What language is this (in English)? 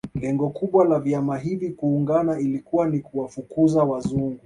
Swahili